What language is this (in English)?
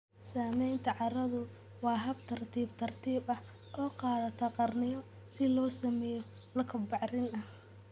Somali